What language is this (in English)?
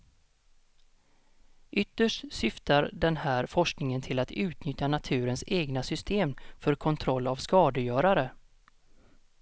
Swedish